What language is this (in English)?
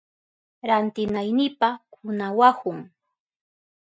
Southern Pastaza Quechua